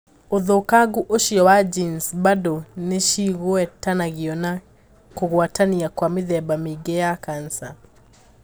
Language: Kikuyu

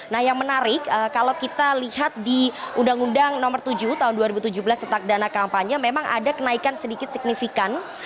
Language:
Indonesian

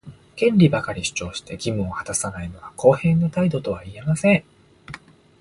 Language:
Japanese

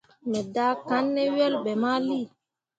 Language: Mundang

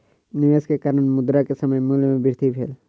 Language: Maithili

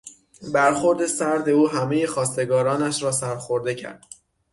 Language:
Persian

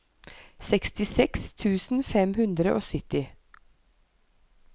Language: Norwegian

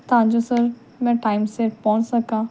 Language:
Punjabi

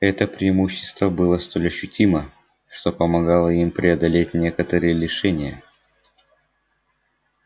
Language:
Russian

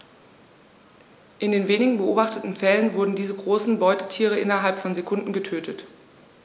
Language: German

